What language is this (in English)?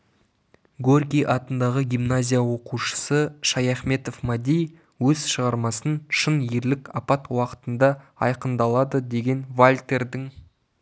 Kazakh